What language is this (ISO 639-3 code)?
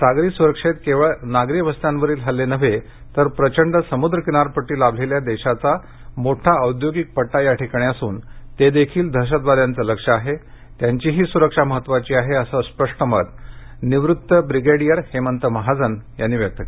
mar